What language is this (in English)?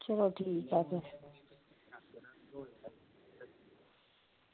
Dogri